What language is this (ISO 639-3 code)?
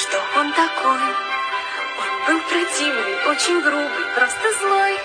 rus